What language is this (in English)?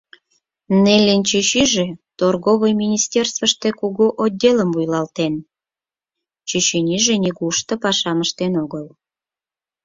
Mari